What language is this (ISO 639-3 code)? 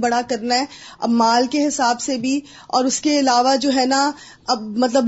urd